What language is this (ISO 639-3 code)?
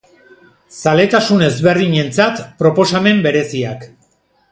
eus